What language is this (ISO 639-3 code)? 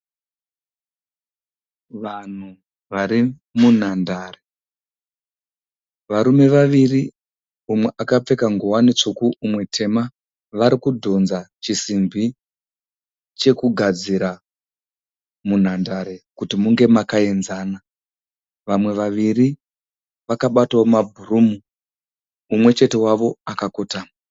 sna